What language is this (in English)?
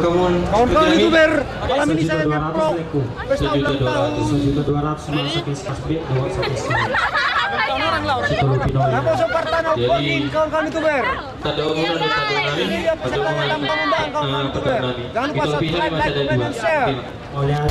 Indonesian